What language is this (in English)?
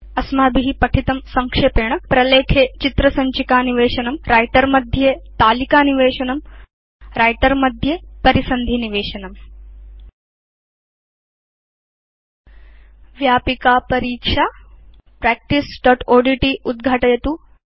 Sanskrit